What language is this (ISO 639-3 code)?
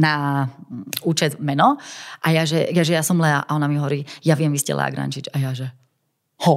slk